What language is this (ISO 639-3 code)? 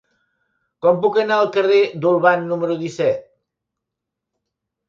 cat